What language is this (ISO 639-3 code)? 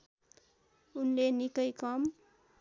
nep